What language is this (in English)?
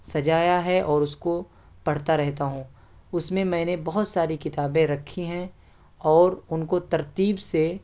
Urdu